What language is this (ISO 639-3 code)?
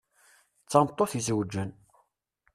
kab